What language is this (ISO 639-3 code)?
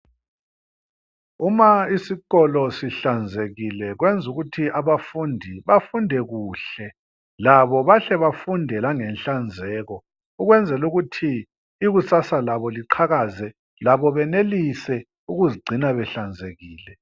nde